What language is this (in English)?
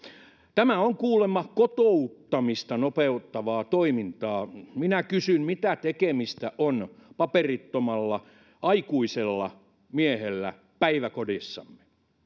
Finnish